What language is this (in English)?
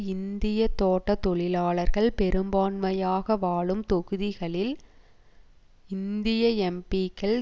Tamil